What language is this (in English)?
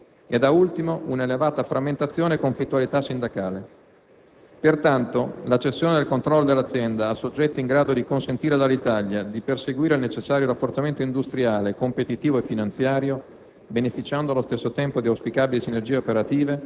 Italian